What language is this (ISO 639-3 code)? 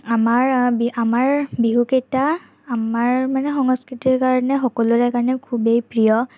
asm